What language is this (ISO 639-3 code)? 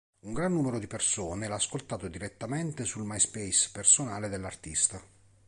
ita